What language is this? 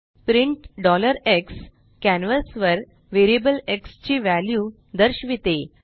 Marathi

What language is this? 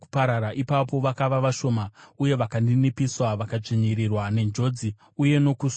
Shona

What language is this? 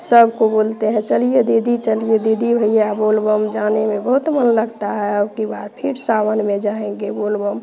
Hindi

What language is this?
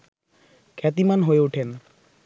Bangla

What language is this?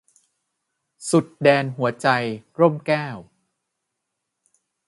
Thai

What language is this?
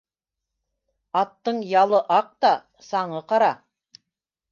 Bashkir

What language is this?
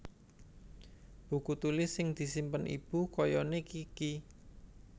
Javanese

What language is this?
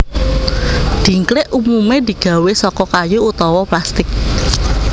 Javanese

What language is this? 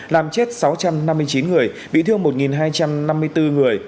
Vietnamese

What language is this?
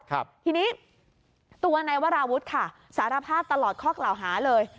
Thai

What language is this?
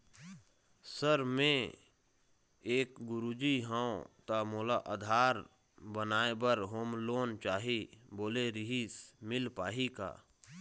Chhattisgarhi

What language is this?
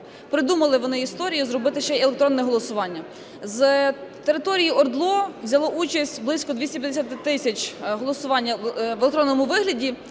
Ukrainian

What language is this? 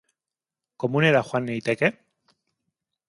Basque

